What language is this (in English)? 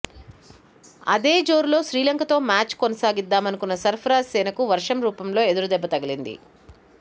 Telugu